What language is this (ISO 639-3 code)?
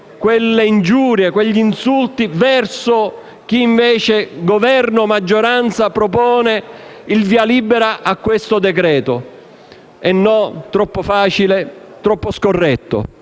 ita